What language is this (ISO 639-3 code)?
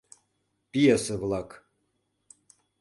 chm